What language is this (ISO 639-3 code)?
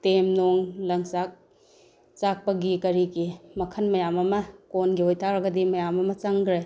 mni